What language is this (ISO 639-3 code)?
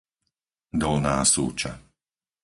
slk